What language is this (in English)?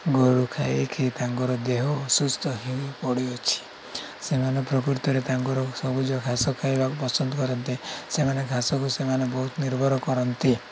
Odia